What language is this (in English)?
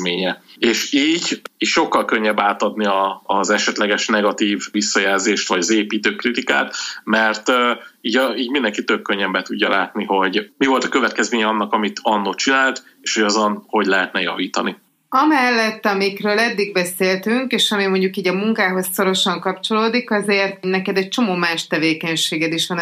Hungarian